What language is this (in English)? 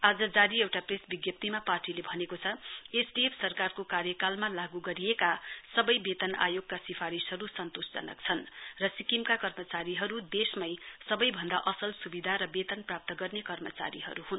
Nepali